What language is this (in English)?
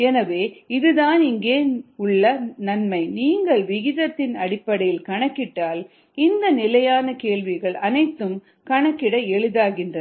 Tamil